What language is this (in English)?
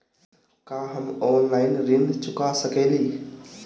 Bhojpuri